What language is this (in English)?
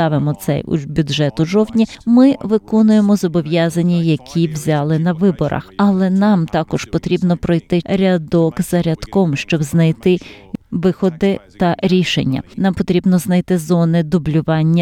Ukrainian